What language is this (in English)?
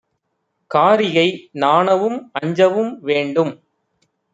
Tamil